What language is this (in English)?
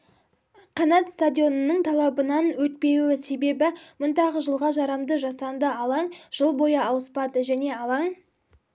Kazakh